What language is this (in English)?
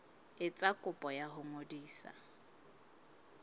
Southern Sotho